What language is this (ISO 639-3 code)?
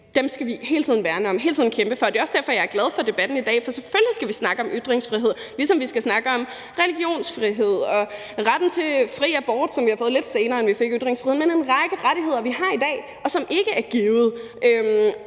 dan